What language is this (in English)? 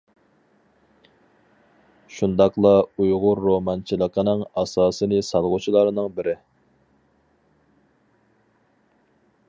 Uyghur